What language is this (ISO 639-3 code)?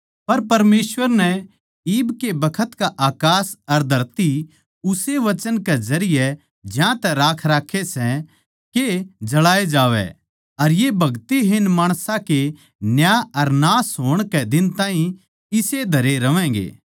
bgc